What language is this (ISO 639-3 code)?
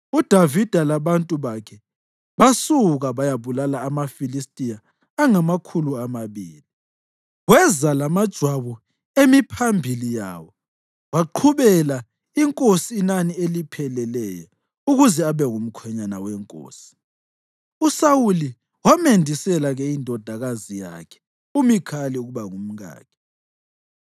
nde